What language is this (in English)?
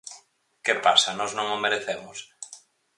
Galician